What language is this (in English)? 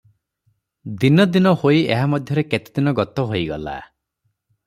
Odia